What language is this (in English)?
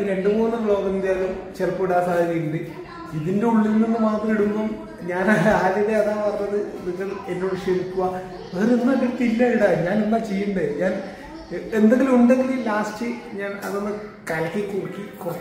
Malayalam